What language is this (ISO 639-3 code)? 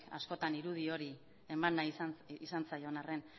eus